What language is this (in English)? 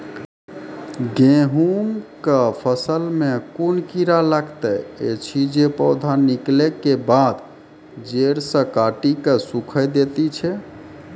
Maithili